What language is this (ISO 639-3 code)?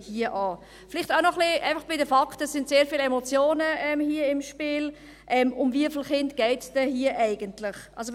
gsw